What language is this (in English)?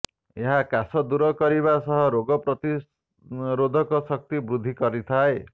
Odia